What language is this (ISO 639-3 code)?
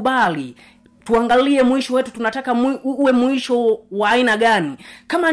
swa